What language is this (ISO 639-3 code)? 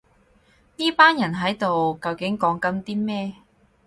yue